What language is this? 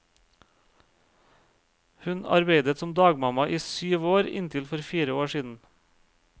Norwegian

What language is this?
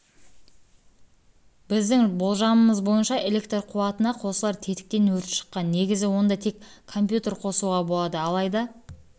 Kazakh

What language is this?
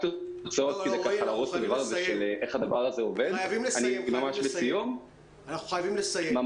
Hebrew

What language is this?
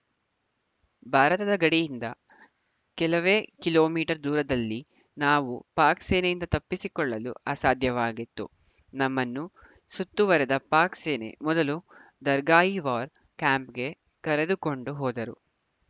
Kannada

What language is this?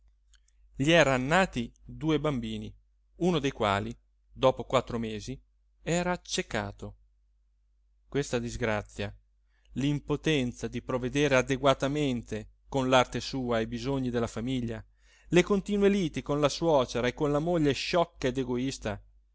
Italian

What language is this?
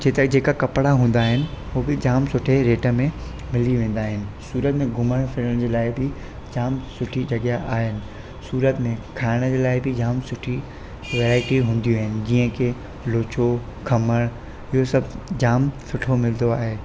Sindhi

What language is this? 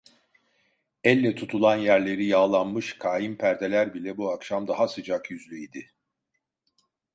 Turkish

